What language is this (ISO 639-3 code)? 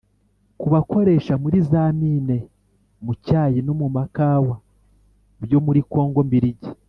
kin